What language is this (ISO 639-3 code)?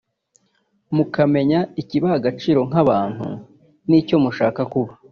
kin